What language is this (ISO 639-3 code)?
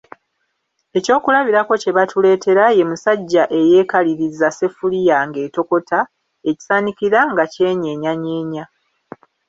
lug